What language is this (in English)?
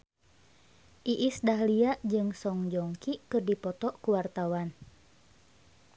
Sundanese